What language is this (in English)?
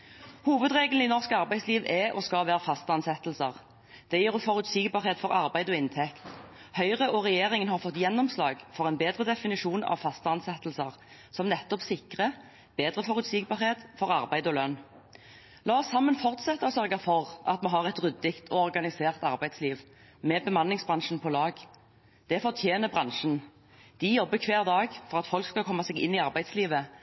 Norwegian Bokmål